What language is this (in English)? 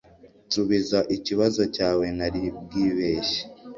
Kinyarwanda